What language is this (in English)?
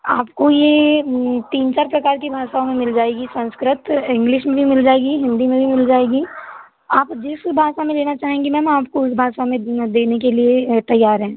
Hindi